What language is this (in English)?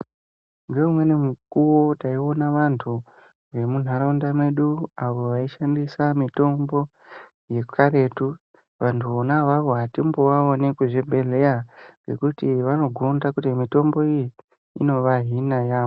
Ndau